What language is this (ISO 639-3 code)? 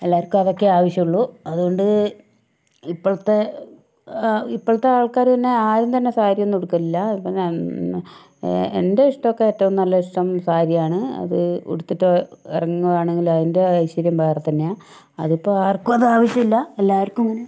mal